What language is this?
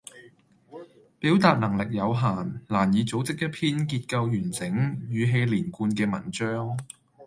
Cantonese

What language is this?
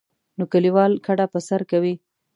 Pashto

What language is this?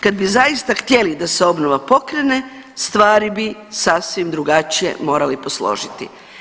Croatian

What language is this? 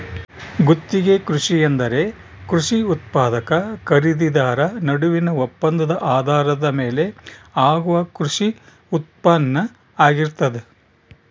Kannada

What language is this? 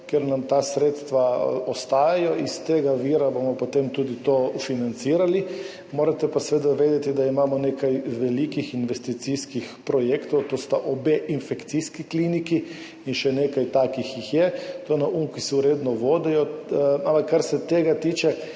Slovenian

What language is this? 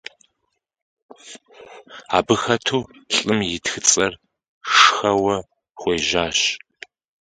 Kabardian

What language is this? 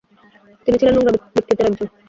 Bangla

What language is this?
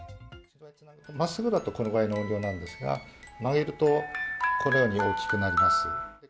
Japanese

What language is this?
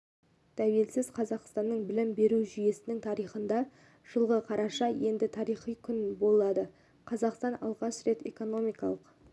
Kazakh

